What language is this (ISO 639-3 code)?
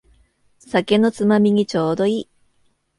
jpn